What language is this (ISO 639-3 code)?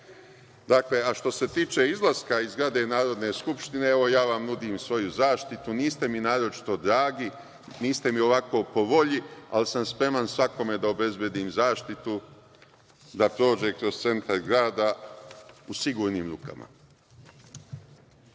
srp